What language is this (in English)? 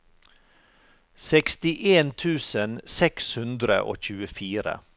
Norwegian